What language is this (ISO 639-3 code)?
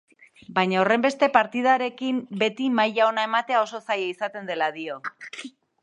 eus